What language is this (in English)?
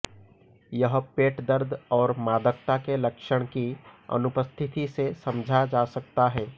Hindi